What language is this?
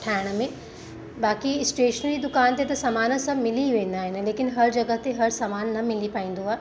Sindhi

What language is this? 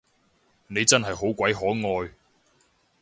Cantonese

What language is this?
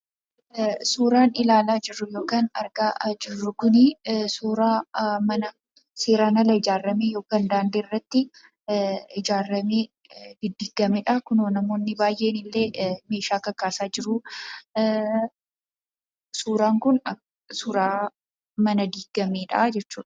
Oromo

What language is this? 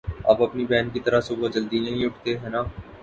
Urdu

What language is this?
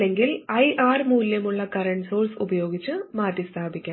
Malayalam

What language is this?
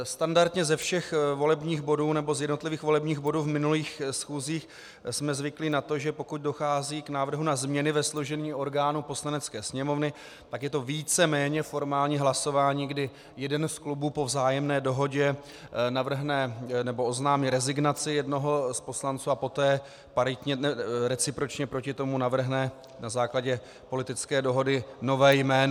Czech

